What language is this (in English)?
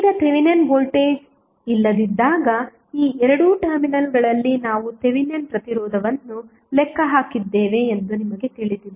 Kannada